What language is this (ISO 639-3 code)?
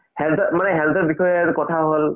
asm